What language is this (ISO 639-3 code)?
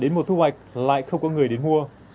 vie